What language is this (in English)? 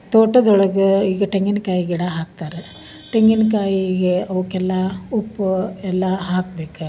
Kannada